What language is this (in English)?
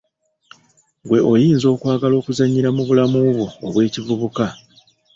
Ganda